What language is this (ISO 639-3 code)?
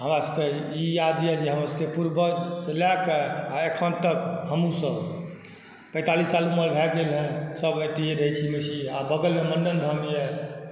mai